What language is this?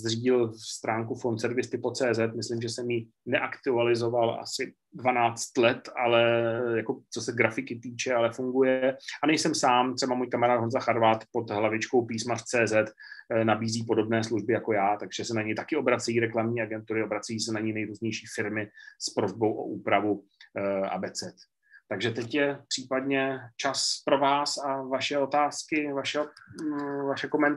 Czech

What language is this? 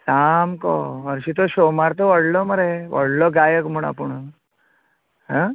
Konkani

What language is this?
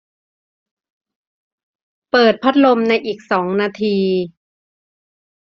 Thai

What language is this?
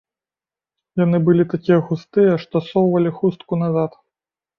Belarusian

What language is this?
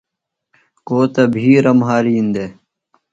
Phalura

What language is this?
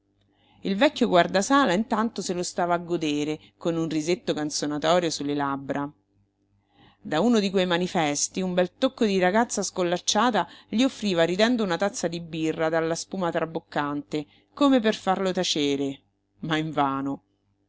Italian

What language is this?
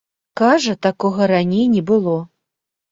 Belarusian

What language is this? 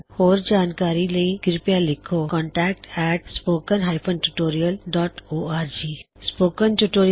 Punjabi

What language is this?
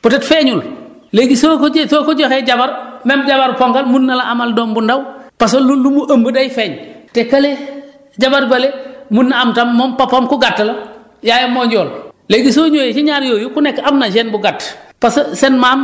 Wolof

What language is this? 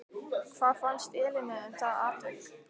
Icelandic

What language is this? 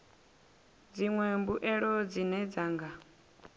Venda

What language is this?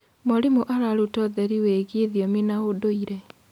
Kikuyu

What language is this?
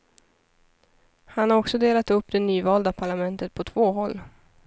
Swedish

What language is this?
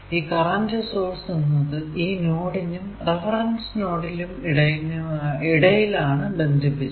Malayalam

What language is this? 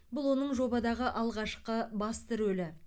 Kazakh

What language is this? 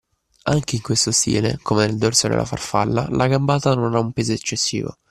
Italian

